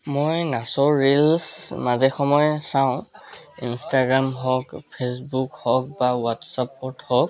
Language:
Assamese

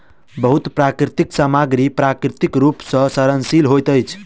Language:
Maithili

